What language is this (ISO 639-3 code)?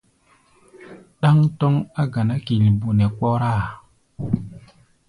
gba